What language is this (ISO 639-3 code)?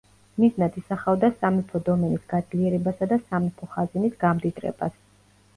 kat